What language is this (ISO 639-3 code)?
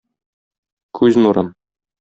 tat